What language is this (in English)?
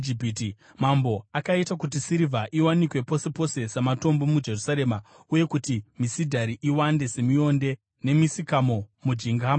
Shona